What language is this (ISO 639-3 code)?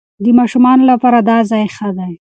pus